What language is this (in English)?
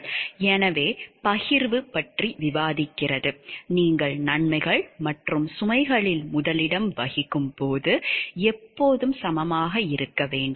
Tamil